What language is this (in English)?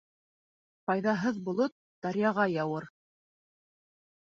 Bashkir